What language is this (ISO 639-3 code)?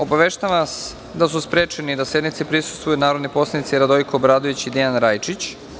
srp